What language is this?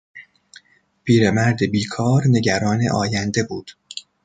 Persian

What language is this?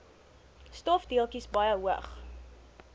Afrikaans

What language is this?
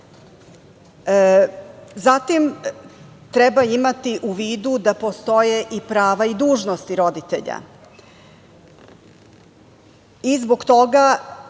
Serbian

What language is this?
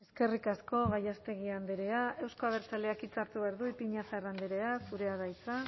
Basque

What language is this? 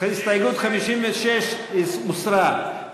Hebrew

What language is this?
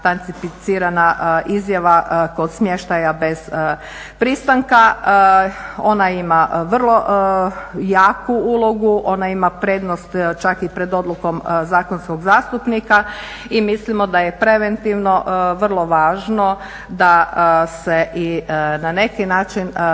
Croatian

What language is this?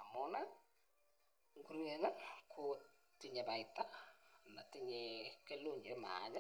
Kalenjin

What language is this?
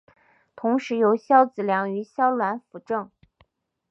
Chinese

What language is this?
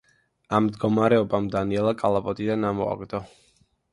Georgian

